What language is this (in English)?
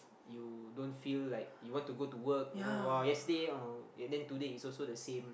English